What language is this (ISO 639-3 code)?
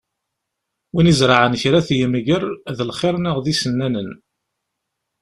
kab